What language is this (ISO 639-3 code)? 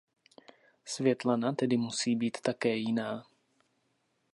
ces